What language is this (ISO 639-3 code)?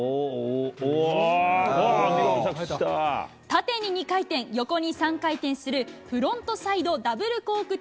jpn